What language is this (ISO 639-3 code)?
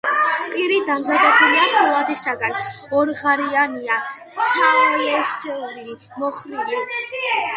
kat